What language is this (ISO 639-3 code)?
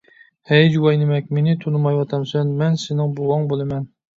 uig